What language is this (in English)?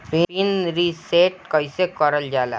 Bhojpuri